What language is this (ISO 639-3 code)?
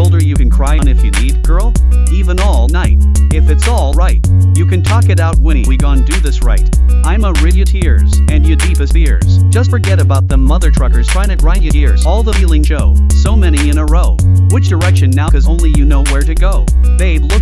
eng